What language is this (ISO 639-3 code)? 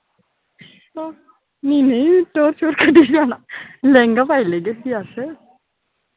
doi